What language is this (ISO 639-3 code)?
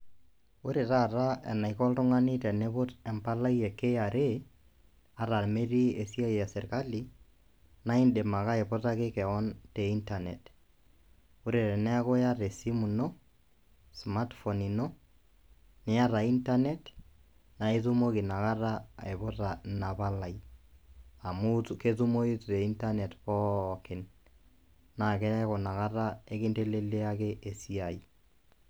mas